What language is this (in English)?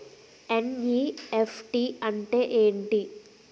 Telugu